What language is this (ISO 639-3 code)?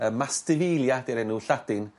cym